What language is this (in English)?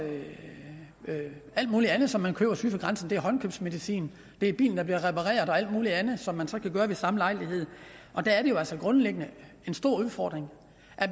Danish